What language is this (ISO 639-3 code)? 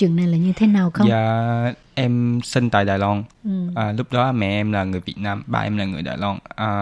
vie